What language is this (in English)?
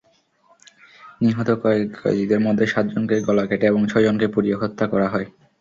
Bangla